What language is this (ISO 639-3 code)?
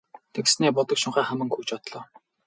mon